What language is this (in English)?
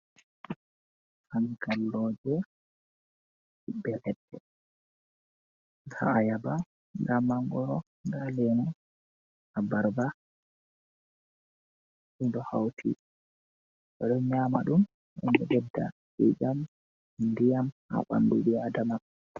Fula